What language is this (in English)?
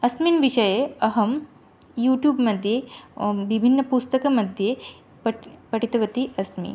Sanskrit